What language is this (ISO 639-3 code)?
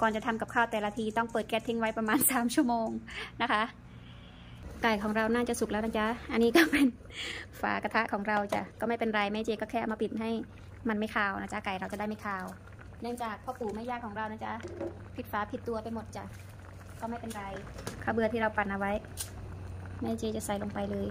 tha